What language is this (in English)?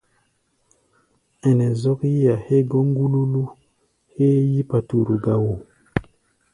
Gbaya